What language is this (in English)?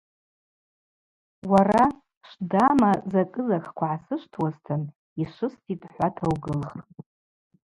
Abaza